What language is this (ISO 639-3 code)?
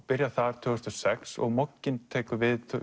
isl